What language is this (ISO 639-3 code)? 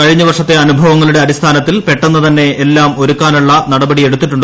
mal